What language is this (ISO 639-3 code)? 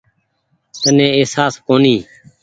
gig